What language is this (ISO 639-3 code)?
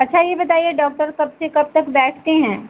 hin